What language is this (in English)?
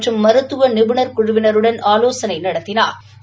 Tamil